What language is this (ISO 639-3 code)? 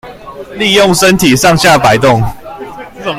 zho